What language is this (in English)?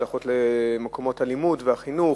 Hebrew